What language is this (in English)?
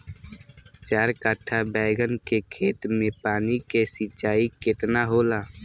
Bhojpuri